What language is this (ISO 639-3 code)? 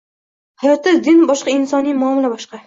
uzb